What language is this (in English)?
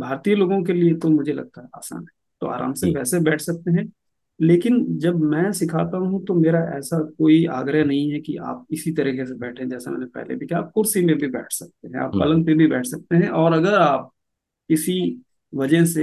Hindi